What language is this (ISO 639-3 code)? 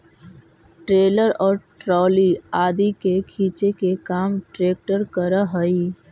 mag